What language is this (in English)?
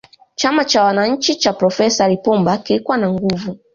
Swahili